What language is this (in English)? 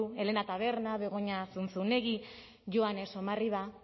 Basque